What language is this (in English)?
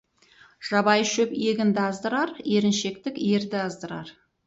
Kazakh